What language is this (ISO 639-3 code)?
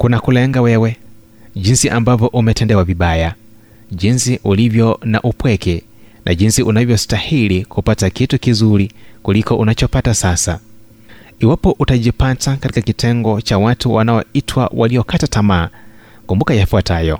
swa